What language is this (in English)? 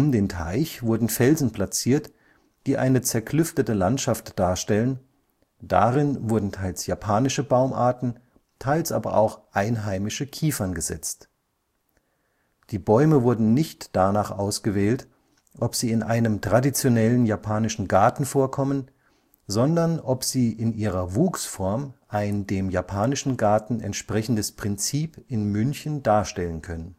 German